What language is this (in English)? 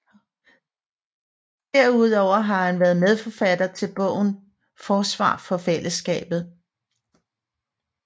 Danish